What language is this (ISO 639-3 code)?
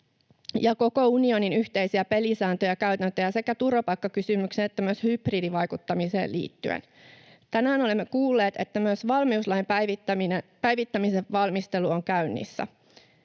fin